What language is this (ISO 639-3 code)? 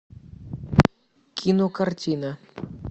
rus